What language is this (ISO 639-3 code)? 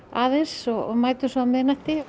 isl